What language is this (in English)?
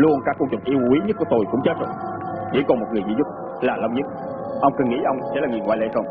Vietnamese